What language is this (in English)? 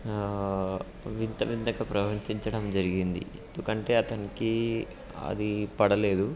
Telugu